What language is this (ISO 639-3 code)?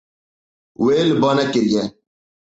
kur